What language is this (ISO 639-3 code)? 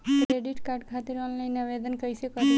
bho